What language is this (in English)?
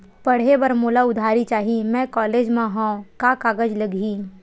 Chhattisgarhi